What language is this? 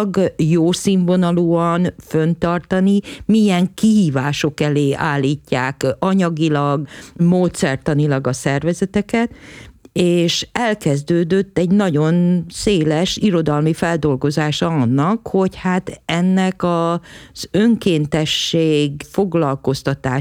Hungarian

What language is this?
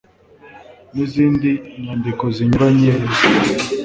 Kinyarwanda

